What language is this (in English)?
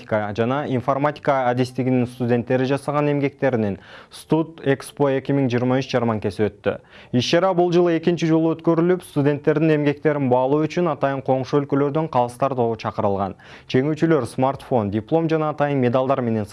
Turkish